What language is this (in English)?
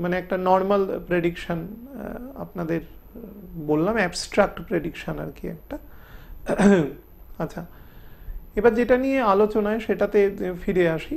Hindi